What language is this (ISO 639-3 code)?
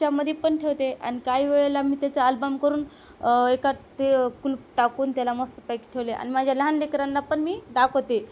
mar